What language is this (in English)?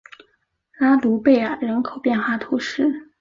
Chinese